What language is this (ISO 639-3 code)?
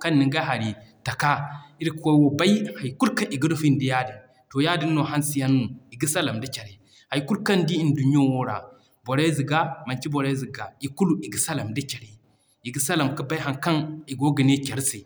dje